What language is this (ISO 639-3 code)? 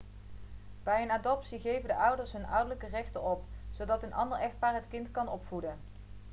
nld